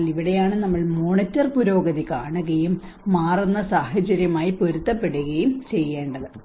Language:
Malayalam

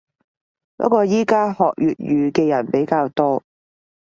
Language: Cantonese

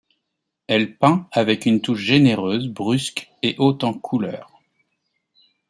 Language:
French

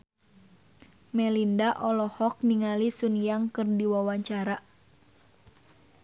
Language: Sundanese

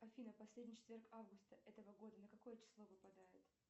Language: Russian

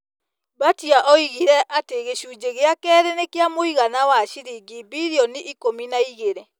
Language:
Kikuyu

